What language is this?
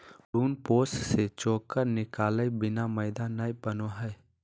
Magahi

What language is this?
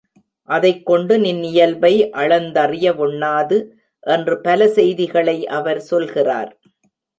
Tamil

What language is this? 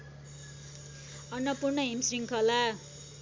Nepali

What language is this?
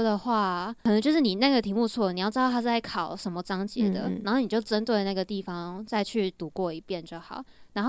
Chinese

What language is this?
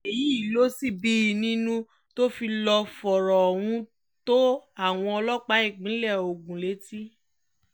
Yoruba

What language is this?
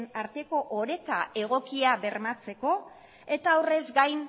Basque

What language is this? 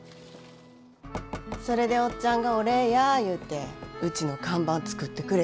Japanese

